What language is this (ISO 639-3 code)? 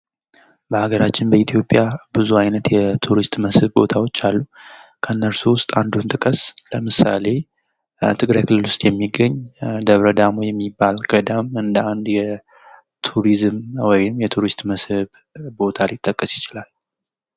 amh